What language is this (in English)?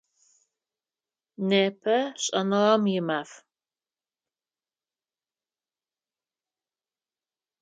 Adyghe